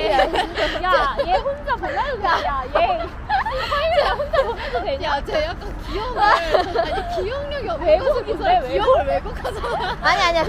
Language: Korean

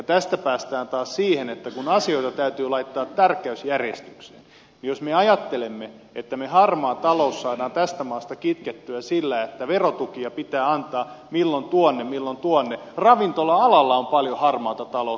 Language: Finnish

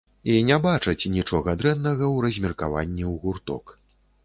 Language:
Belarusian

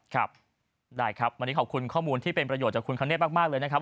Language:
Thai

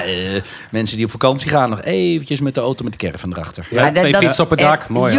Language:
Dutch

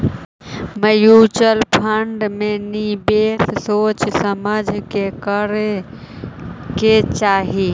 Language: Magahi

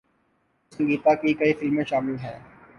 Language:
Urdu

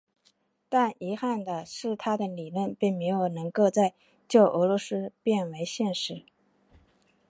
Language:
Chinese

